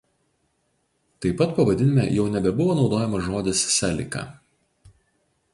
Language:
Lithuanian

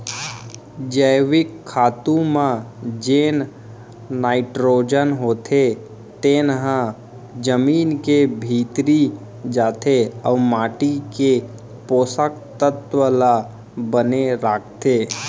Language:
Chhattisgarhi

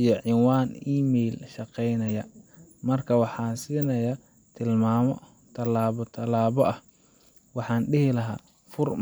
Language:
Somali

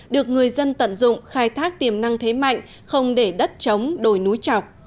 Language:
Vietnamese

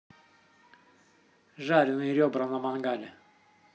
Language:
Russian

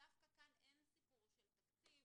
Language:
Hebrew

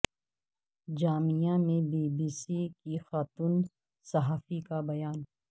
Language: Urdu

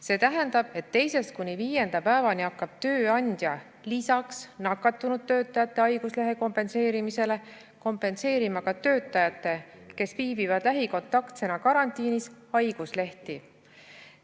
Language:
Estonian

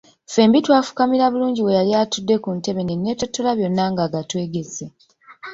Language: Ganda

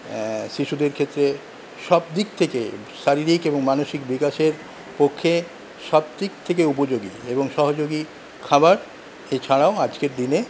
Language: Bangla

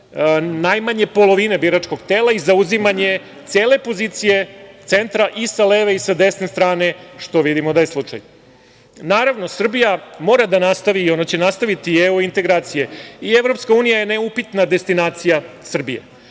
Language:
Serbian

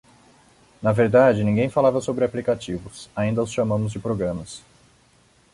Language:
Portuguese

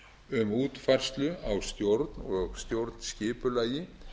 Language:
Icelandic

